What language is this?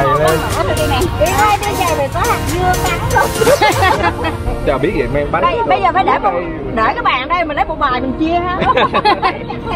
Vietnamese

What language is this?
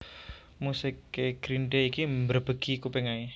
Javanese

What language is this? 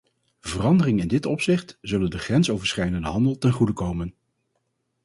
Dutch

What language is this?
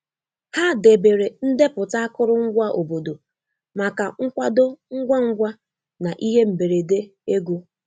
Igbo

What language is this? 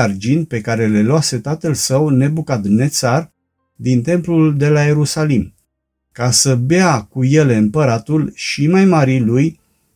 Romanian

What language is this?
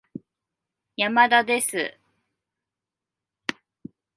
Japanese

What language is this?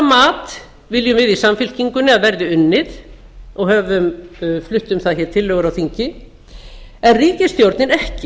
Icelandic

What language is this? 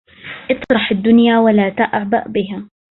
Arabic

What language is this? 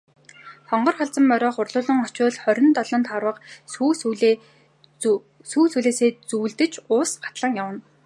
Mongolian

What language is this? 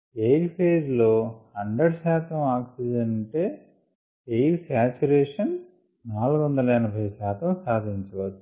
Telugu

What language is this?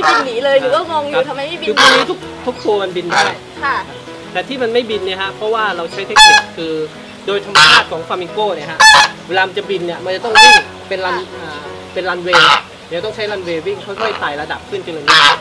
Thai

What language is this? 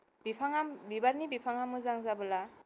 Bodo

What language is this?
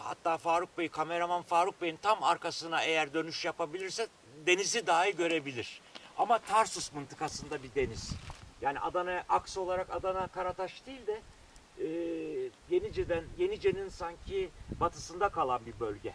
Turkish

